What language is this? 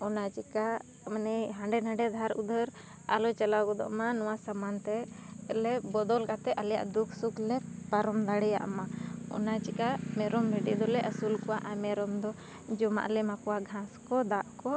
Santali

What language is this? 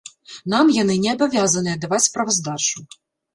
Belarusian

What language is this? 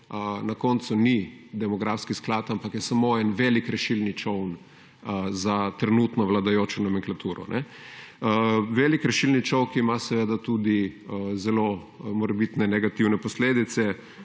Slovenian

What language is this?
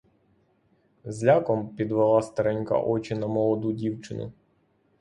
Ukrainian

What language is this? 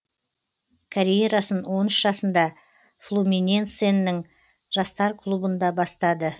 Kazakh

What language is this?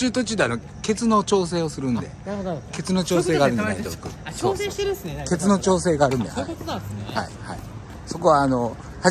Japanese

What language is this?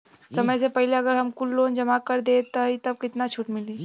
Bhojpuri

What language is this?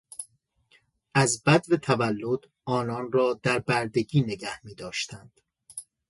Persian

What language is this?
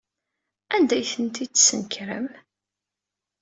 Kabyle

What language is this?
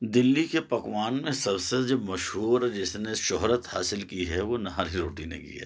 Urdu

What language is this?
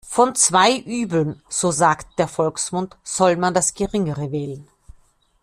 German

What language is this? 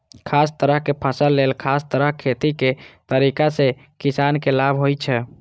Maithili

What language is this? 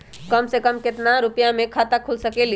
Magahi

